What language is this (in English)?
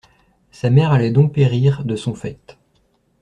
French